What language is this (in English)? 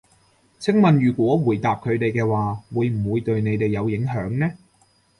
Cantonese